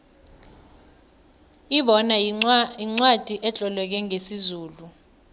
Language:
South Ndebele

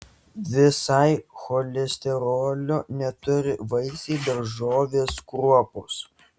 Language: Lithuanian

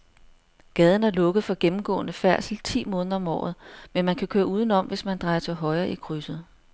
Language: Danish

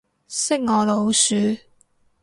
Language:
Cantonese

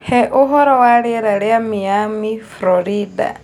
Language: Kikuyu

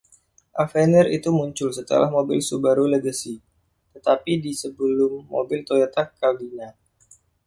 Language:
Indonesian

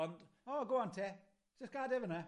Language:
Welsh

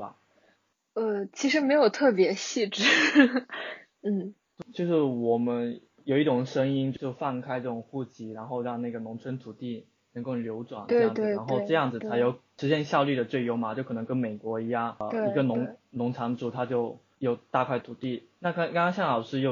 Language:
Chinese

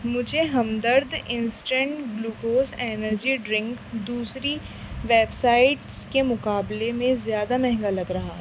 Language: Urdu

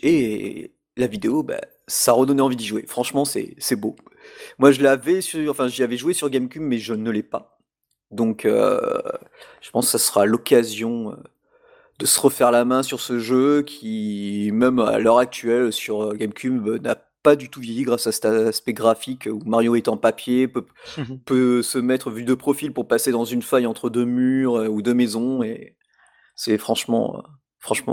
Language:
French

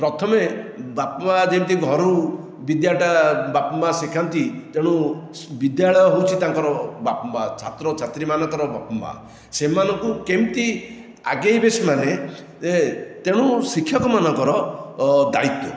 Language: Odia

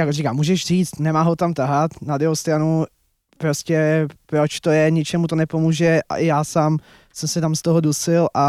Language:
Czech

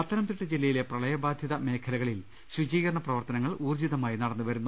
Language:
Malayalam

